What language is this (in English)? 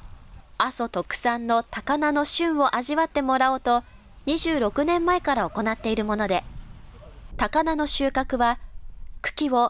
Japanese